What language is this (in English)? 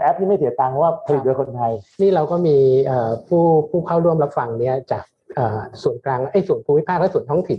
Thai